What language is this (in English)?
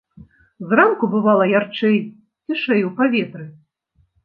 Belarusian